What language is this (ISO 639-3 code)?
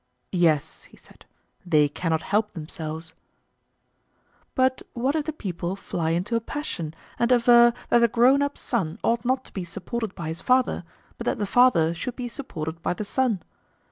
eng